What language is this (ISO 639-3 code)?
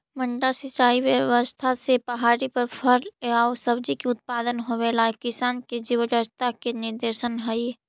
mag